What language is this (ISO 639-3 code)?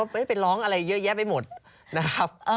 tha